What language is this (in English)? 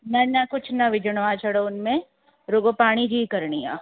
Sindhi